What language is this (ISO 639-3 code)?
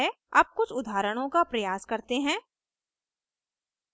hin